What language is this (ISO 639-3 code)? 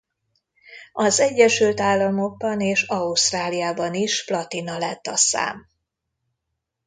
hun